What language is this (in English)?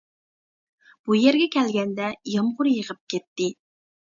Uyghur